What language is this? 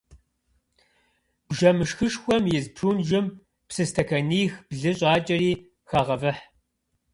Kabardian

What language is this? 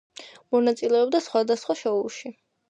Georgian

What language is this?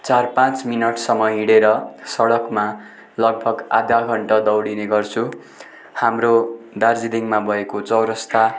Nepali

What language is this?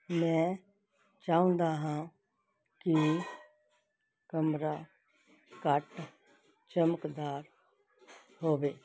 Punjabi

